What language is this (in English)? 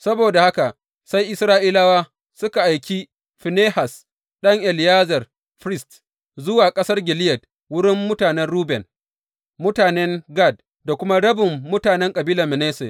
Hausa